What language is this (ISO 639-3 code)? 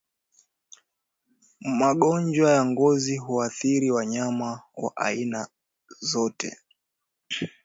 swa